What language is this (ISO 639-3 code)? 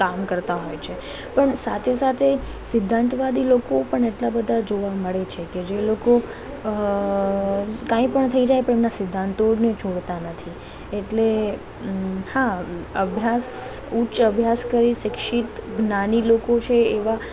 guj